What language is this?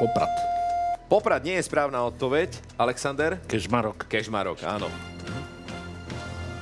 Slovak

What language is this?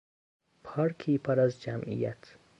Persian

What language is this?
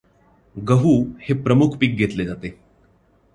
Marathi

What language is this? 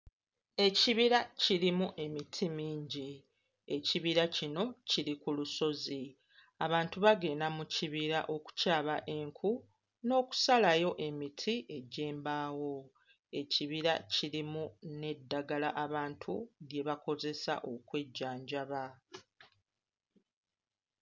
Ganda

